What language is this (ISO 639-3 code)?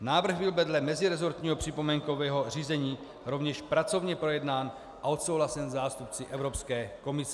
ces